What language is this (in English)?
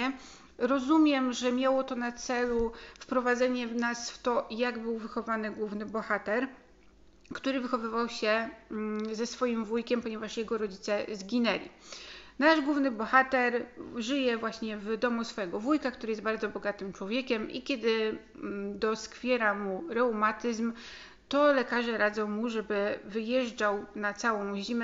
Polish